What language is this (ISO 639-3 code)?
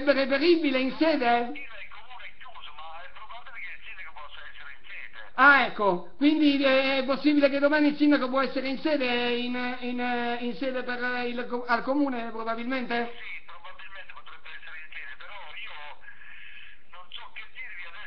ita